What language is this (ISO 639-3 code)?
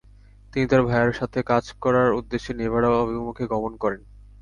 ben